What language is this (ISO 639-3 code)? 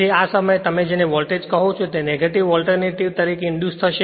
guj